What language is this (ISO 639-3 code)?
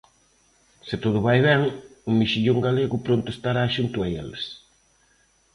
glg